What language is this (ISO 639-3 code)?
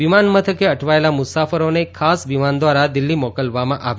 guj